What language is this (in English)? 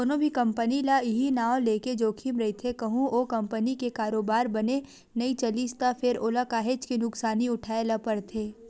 Chhattisgarhi